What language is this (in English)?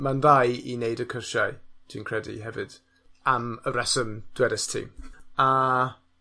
Welsh